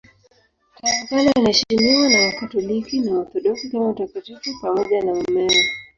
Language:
Swahili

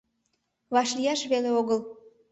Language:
Mari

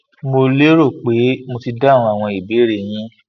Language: Yoruba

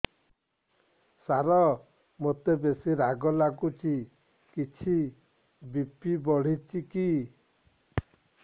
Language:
Odia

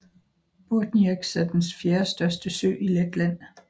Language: Danish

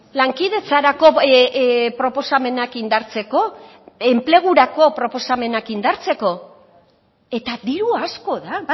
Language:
Basque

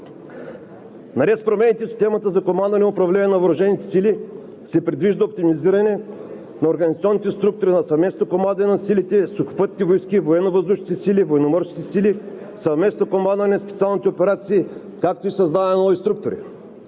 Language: Bulgarian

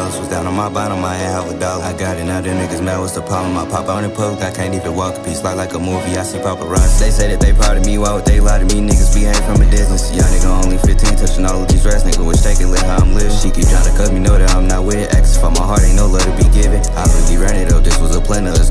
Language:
English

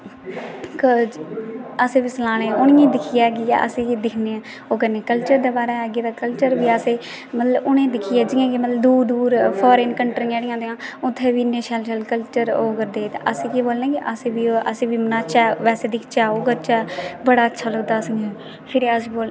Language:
Dogri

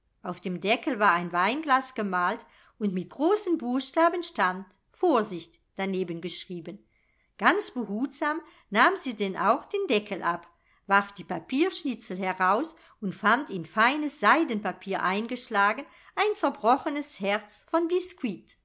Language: German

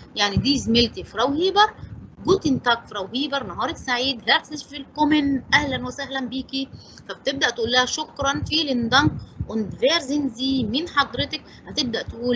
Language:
Arabic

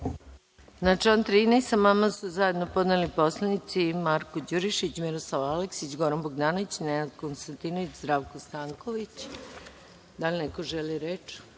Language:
Serbian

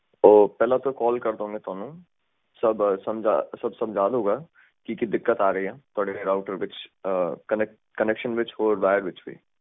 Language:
Punjabi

